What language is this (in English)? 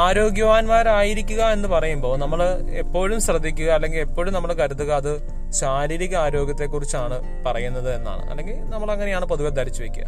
Malayalam